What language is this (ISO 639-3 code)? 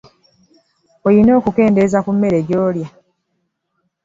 lug